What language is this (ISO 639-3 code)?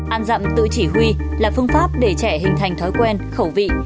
vie